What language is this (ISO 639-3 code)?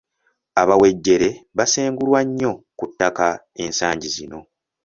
lug